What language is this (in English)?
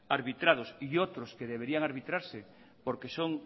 Spanish